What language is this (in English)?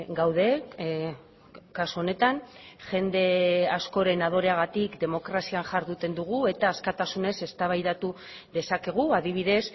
Basque